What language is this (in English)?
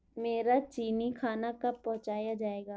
Urdu